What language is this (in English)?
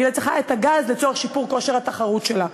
Hebrew